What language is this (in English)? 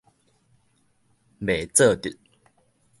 Min Nan Chinese